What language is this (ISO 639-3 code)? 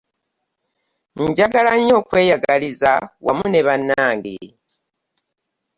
lug